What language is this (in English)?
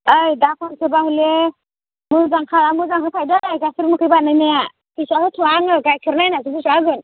Bodo